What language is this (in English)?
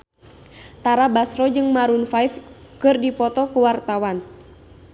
Sundanese